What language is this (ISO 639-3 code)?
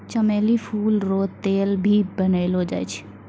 mai